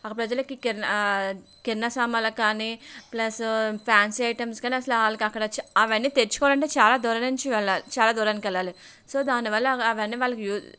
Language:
Telugu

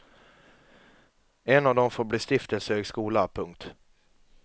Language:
Swedish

